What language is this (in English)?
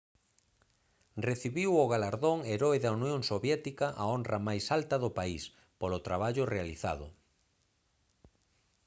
Galician